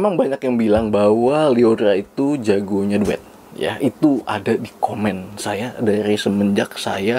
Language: Indonesian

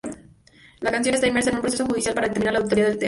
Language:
Spanish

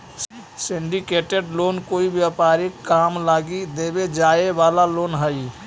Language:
Magahi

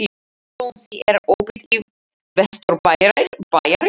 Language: Icelandic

